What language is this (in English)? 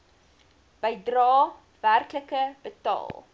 Afrikaans